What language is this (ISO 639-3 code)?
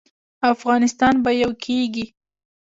pus